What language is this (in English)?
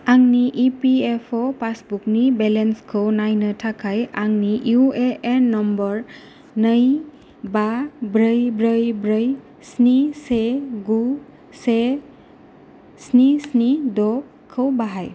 Bodo